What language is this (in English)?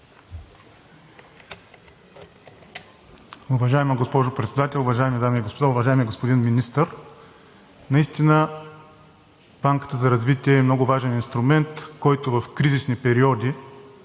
Bulgarian